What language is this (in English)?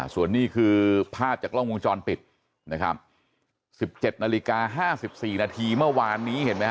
Thai